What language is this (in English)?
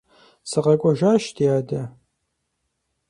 Kabardian